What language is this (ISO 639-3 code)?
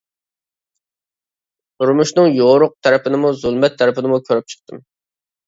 uig